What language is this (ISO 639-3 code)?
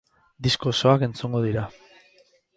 eus